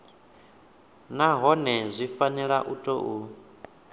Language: Venda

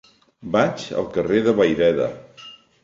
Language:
Catalan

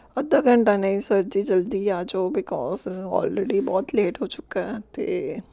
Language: Punjabi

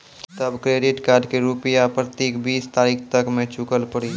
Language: Maithili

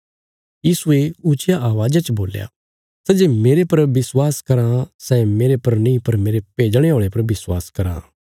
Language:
Bilaspuri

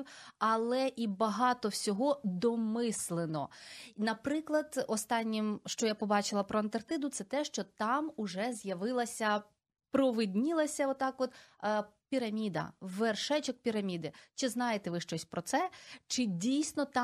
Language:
Ukrainian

